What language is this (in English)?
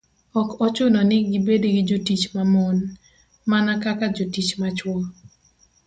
Luo (Kenya and Tanzania)